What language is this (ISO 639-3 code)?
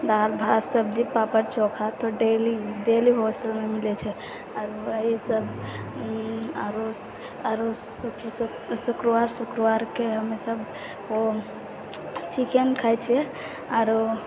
mai